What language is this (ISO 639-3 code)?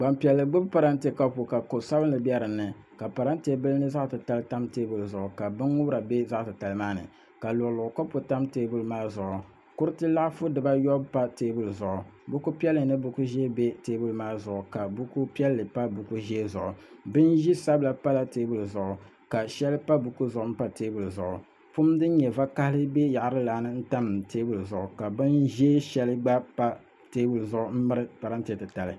dag